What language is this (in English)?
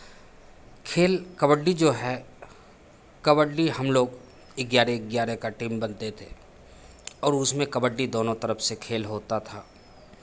Hindi